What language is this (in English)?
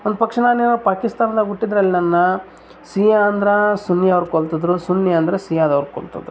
Kannada